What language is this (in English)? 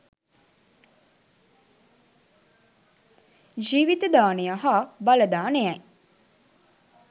Sinhala